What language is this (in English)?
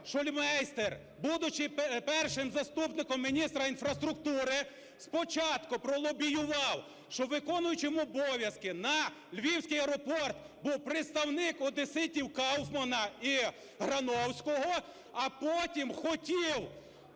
Ukrainian